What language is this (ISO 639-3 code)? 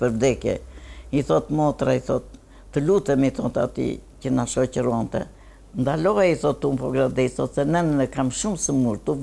ron